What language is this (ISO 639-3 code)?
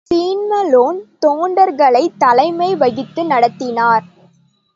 tam